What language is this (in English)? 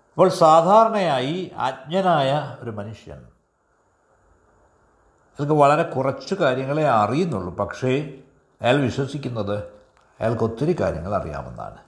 Malayalam